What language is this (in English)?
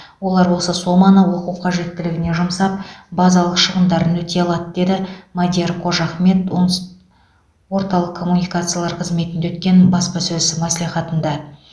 Kazakh